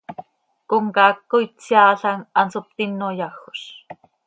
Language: Seri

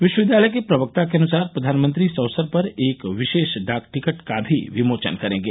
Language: Hindi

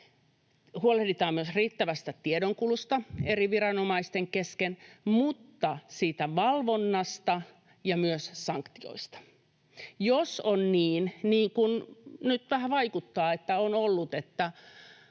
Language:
Finnish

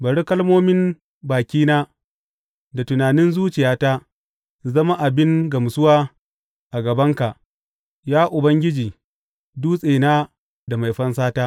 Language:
Hausa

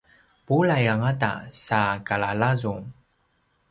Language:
Paiwan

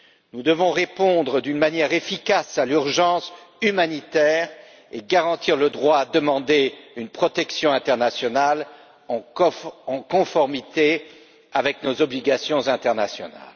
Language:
French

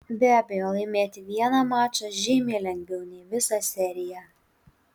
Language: Lithuanian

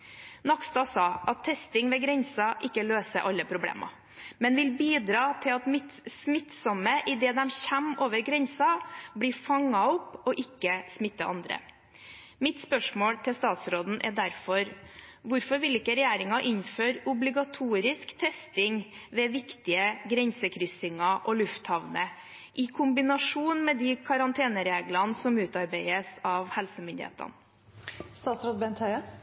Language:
Norwegian Bokmål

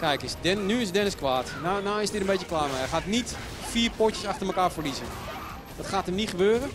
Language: Dutch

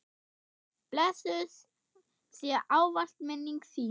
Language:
Icelandic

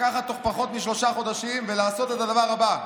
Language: Hebrew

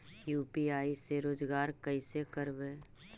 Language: Magahi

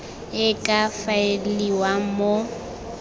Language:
Tswana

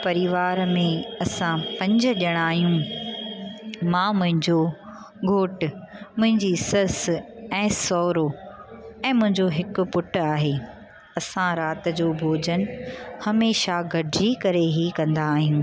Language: Sindhi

